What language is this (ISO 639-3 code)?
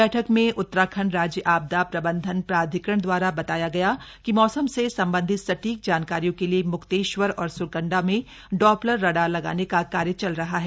hin